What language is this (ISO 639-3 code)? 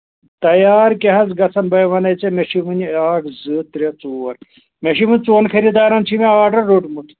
kas